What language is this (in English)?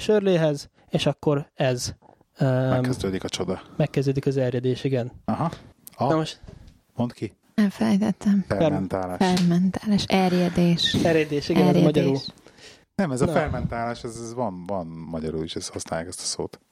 Hungarian